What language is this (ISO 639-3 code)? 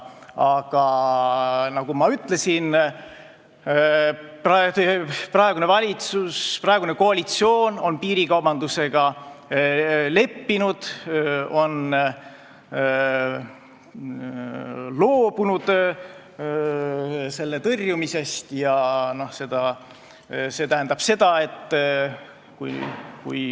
est